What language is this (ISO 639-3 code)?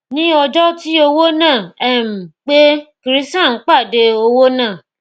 yor